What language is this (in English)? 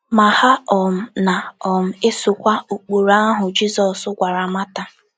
Igbo